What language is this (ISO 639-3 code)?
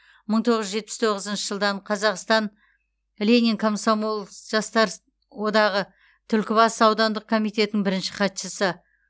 kaz